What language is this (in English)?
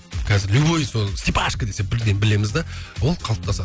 Kazakh